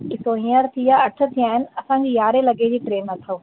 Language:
Sindhi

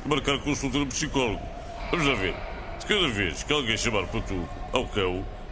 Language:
Portuguese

